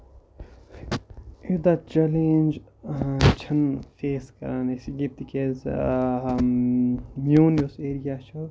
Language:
Kashmiri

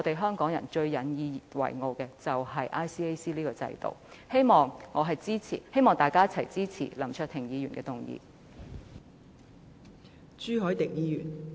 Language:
Cantonese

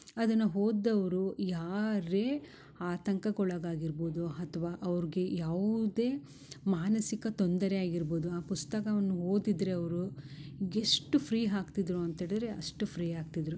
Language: Kannada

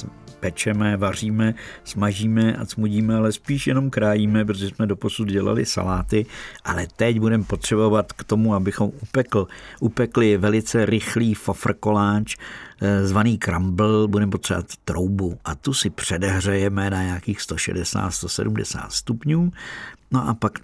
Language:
Czech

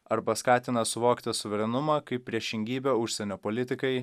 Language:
Lithuanian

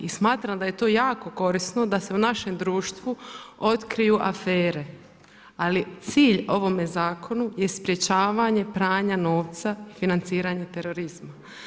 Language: Croatian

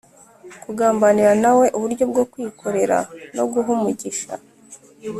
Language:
Kinyarwanda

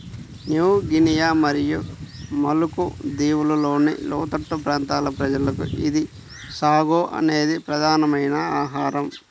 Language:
Telugu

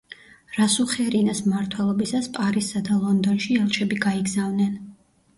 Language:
Georgian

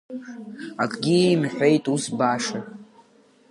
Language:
Abkhazian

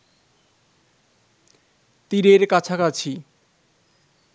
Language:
Bangla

